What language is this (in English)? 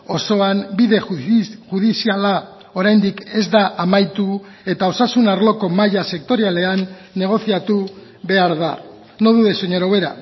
Basque